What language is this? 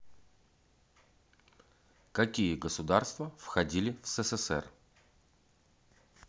Russian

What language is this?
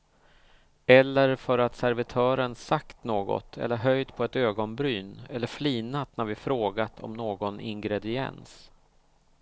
Swedish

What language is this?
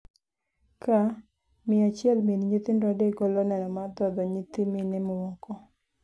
Luo (Kenya and Tanzania)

